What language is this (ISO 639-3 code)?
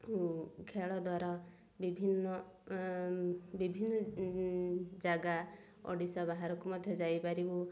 ori